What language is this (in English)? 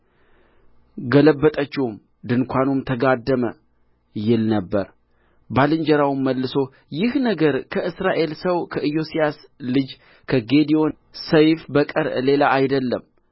Amharic